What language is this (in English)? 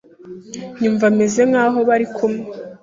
Kinyarwanda